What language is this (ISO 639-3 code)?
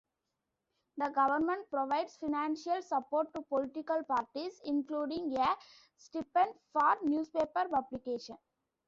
eng